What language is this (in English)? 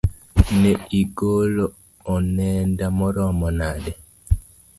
Luo (Kenya and Tanzania)